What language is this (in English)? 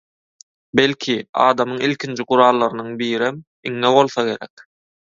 Turkmen